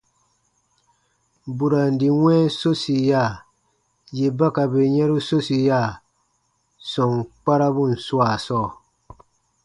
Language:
Baatonum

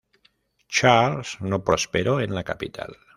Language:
Spanish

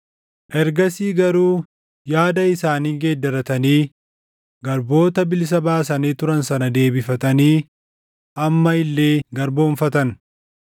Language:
Oromo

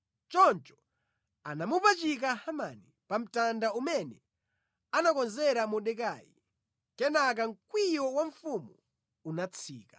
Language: Nyanja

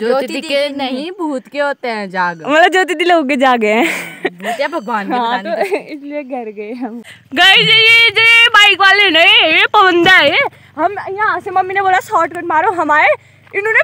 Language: Hindi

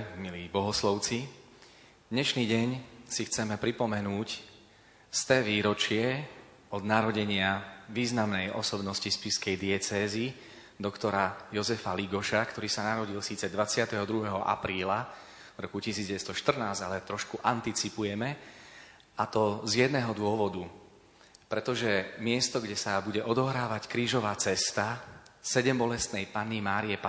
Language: Slovak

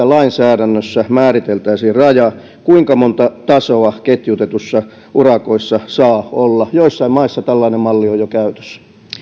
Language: Finnish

